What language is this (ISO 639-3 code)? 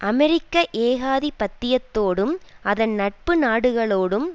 tam